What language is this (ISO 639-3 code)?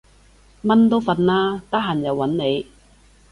yue